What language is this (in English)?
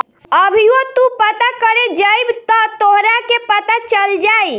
Bhojpuri